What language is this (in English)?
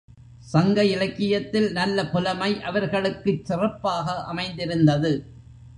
Tamil